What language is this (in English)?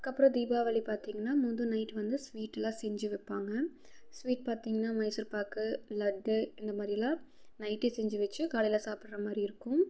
Tamil